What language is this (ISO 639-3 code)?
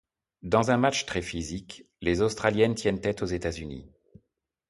fra